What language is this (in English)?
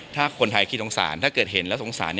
Thai